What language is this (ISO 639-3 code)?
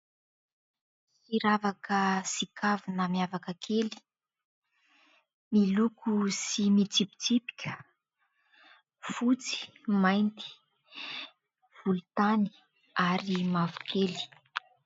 mlg